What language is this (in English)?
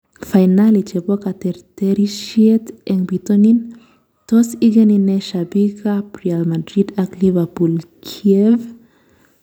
Kalenjin